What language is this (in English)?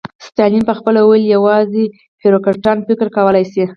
Pashto